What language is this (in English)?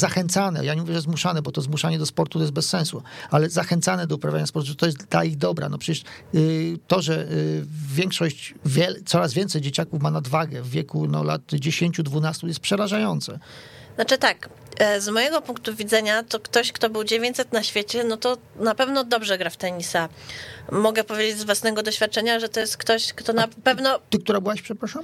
Polish